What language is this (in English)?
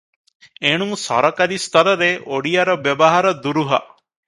Odia